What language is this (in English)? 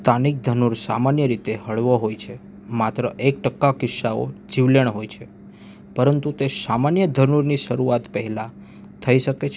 Gujarati